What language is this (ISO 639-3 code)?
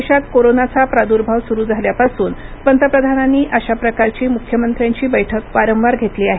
mar